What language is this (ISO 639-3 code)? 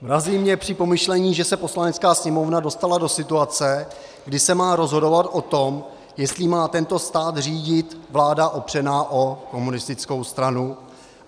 ces